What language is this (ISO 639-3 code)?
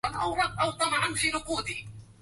ara